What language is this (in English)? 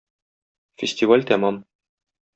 Tatar